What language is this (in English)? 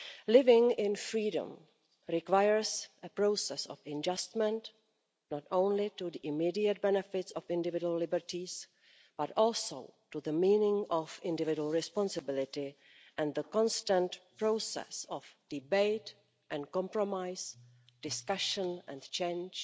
English